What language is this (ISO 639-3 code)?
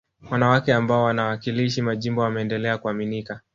swa